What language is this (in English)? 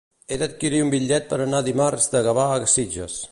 Catalan